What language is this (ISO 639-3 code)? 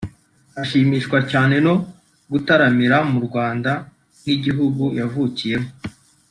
kin